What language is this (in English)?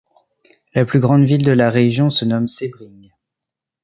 French